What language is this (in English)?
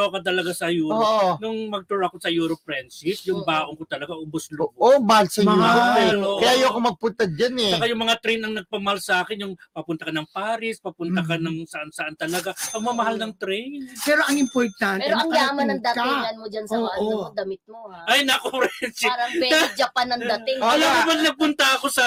Filipino